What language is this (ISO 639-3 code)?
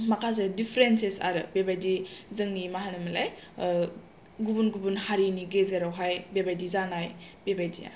brx